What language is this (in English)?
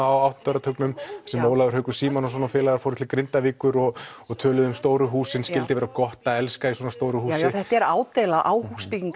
Icelandic